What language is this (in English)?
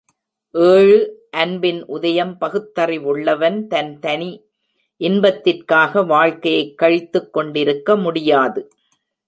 Tamil